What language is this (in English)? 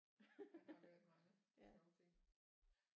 Danish